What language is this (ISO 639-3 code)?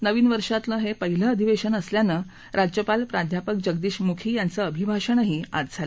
mar